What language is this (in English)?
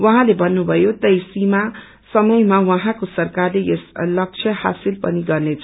Nepali